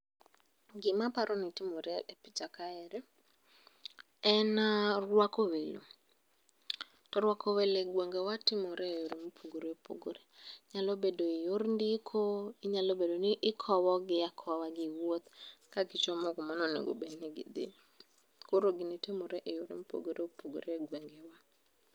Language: Luo (Kenya and Tanzania)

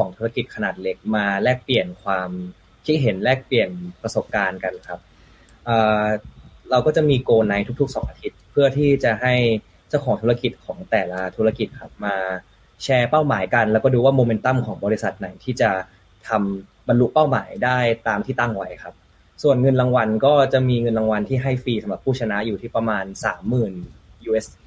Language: Thai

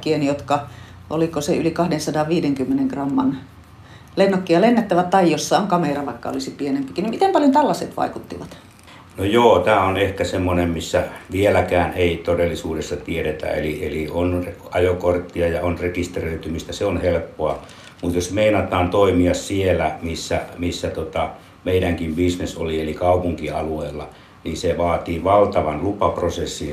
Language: Finnish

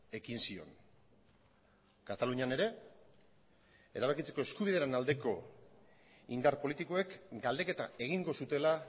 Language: Basque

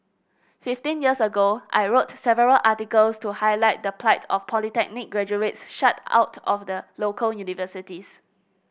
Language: English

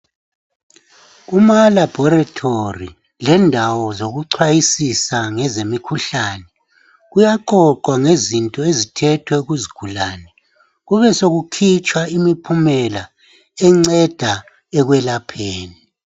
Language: North Ndebele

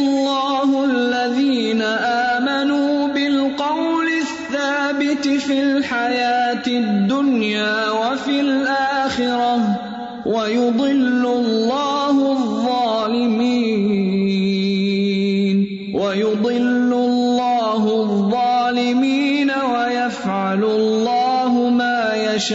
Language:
Urdu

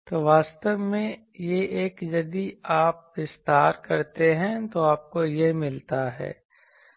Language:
Hindi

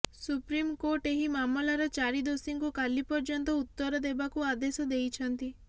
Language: Odia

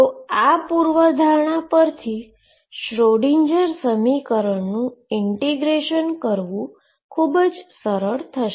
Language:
Gujarati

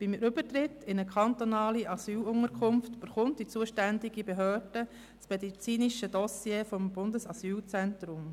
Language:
Swiss German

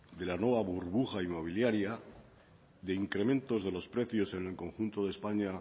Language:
Spanish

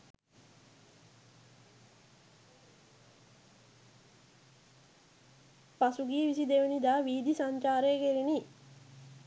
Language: Sinhala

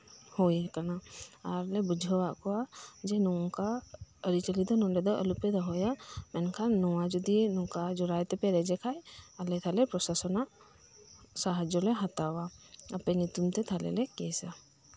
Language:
Santali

